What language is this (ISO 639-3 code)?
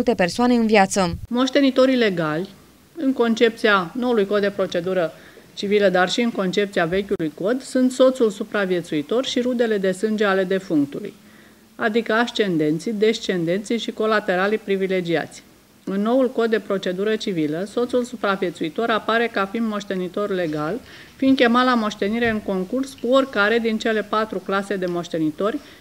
ron